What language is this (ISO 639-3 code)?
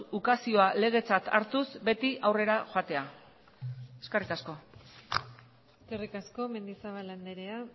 eus